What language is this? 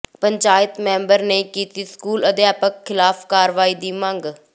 Punjabi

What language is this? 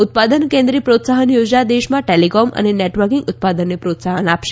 Gujarati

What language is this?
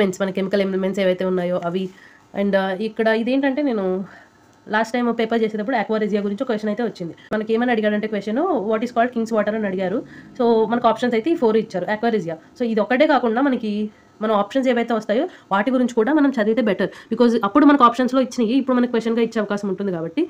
Telugu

